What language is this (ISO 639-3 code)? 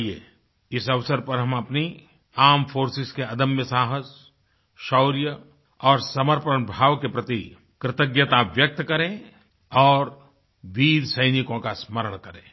hin